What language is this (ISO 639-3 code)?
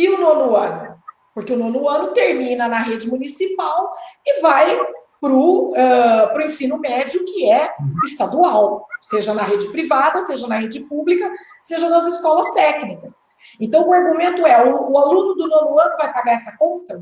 por